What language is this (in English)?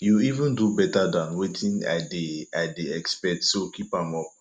Nigerian Pidgin